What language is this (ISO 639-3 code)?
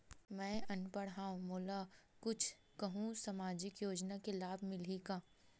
hne